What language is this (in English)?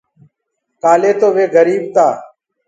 Gurgula